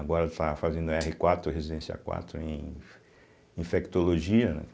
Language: Portuguese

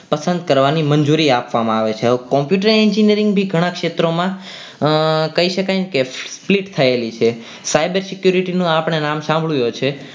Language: Gujarati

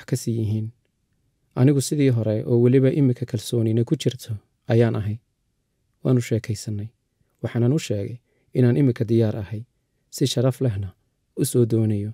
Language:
Arabic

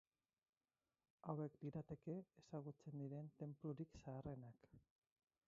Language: Basque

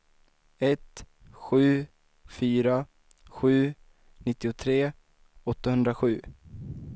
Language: Swedish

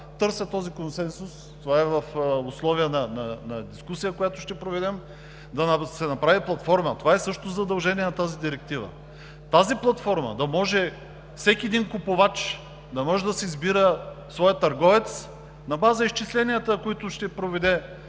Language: Bulgarian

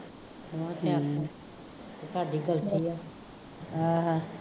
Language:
Punjabi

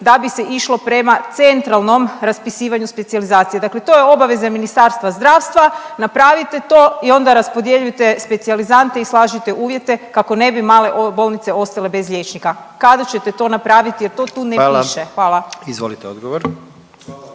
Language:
Croatian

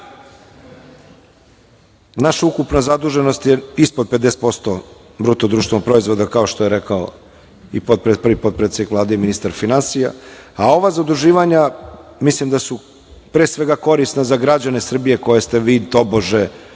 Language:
Serbian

